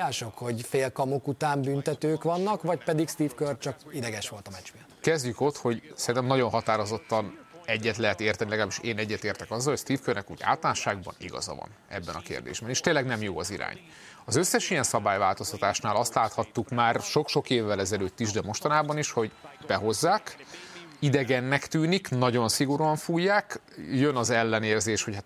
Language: Hungarian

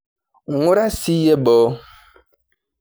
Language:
Masai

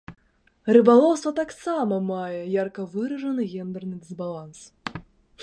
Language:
Belarusian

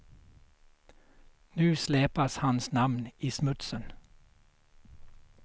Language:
Swedish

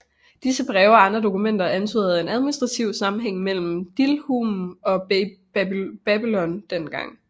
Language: Danish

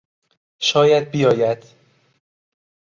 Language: Persian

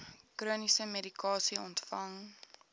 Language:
Afrikaans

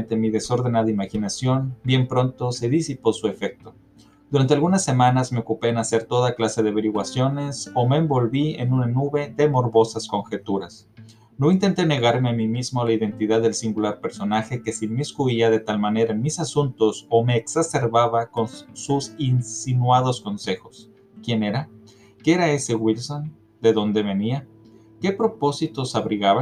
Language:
Spanish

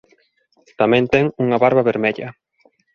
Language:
Galician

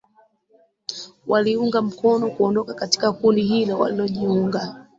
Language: Swahili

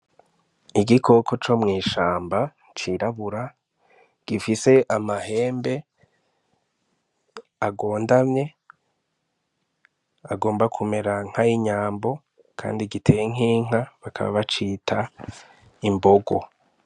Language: Rundi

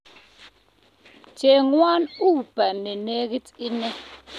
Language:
Kalenjin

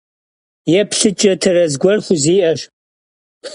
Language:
Kabardian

